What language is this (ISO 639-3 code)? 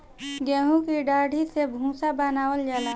bho